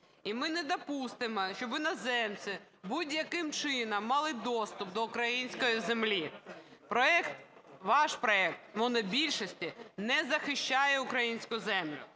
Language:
Ukrainian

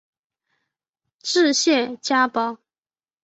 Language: Chinese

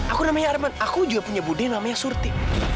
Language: Indonesian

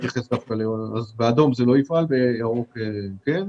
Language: Hebrew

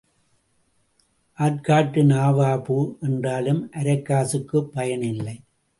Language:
Tamil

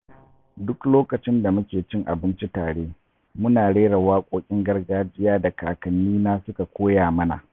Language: Hausa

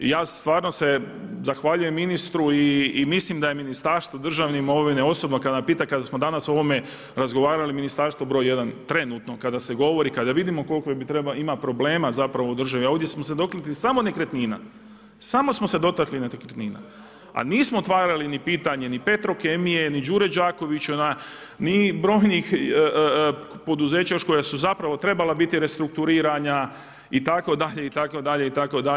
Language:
Croatian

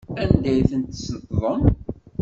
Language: Kabyle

